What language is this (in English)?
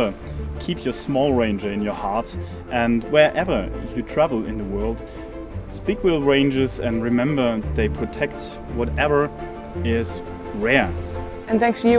Dutch